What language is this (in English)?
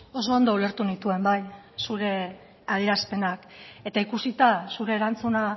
Basque